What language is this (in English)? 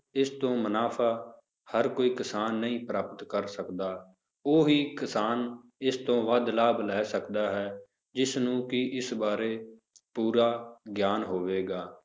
Punjabi